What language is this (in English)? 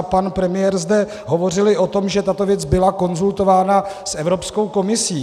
Czech